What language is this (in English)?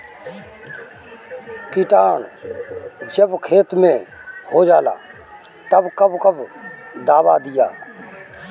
Bhojpuri